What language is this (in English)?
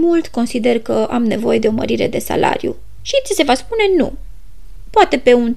Romanian